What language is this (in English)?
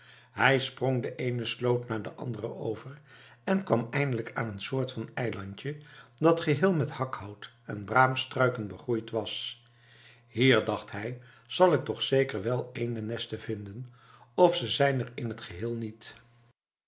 Dutch